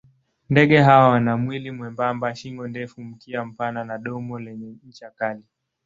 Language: Swahili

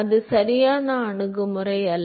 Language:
Tamil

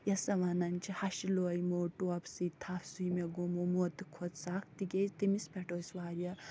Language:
Kashmiri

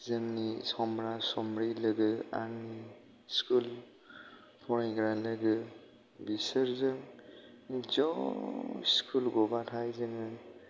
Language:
Bodo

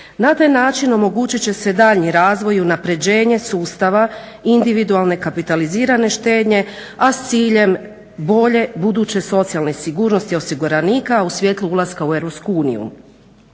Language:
Croatian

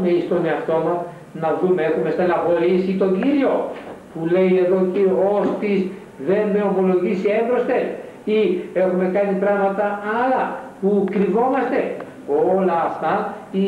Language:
Greek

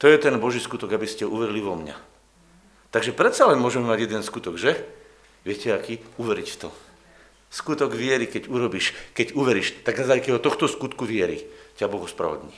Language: Slovak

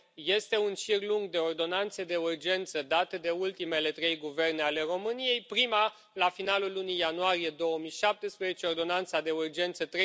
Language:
Romanian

